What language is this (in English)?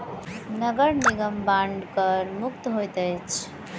Maithili